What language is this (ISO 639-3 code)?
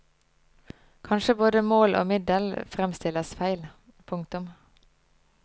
nor